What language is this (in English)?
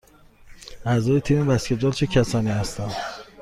Persian